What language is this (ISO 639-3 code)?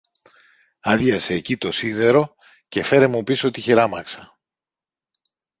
ell